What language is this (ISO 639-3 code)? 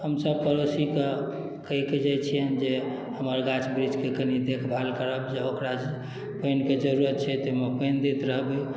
mai